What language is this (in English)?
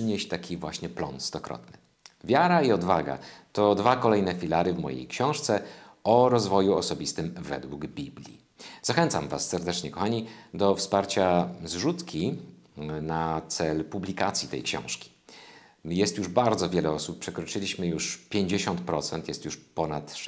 Polish